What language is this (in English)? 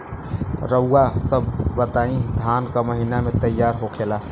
Bhojpuri